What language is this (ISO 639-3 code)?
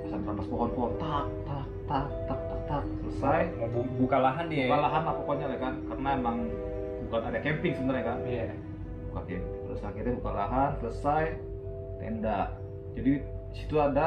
ind